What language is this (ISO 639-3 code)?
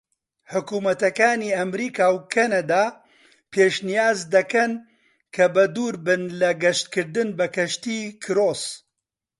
ckb